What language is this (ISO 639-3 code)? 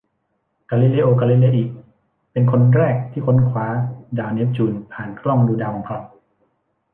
tha